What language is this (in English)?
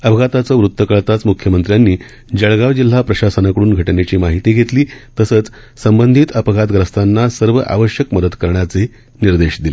Marathi